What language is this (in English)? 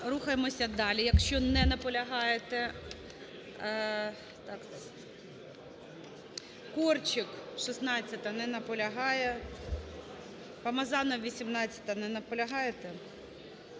Ukrainian